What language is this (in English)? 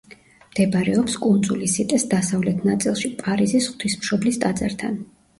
Georgian